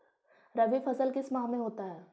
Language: Magahi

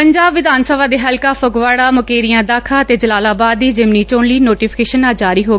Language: Punjabi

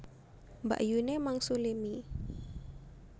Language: Javanese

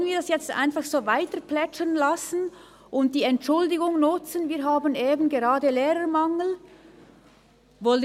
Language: Swiss German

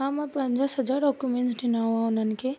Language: Sindhi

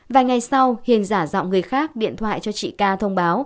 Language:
Vietnamese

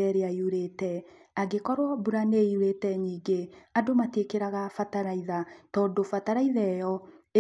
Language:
Kikuyu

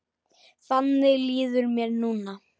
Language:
Icelandic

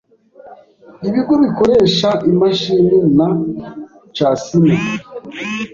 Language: Kinyarwanda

